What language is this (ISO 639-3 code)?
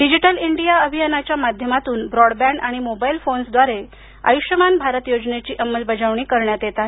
mar